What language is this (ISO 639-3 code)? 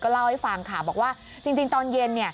tha